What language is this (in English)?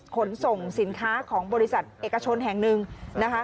Thai